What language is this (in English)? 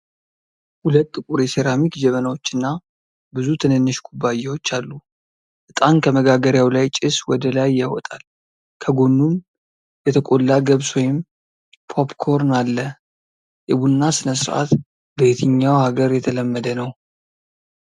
Amharic